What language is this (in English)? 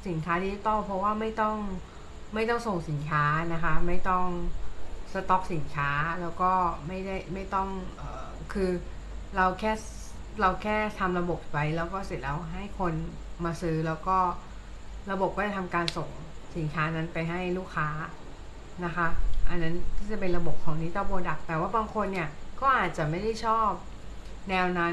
Thai